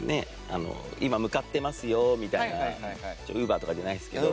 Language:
Japanese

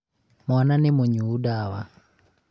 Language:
Kikuyu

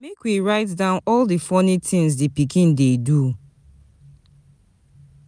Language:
Nigerian Pidgin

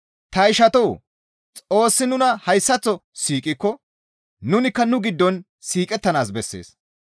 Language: Gamo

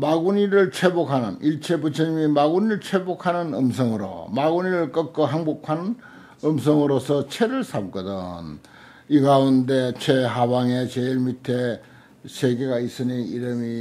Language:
Korean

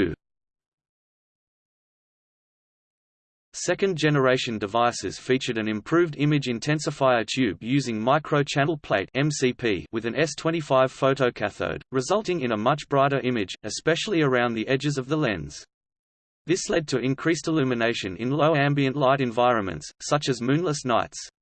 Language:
English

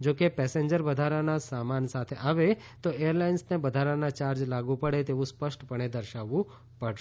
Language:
Gujarati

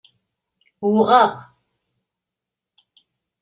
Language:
Kabyle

